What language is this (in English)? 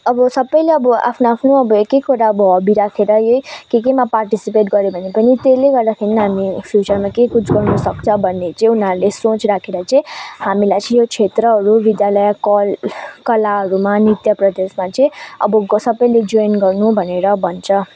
Nepali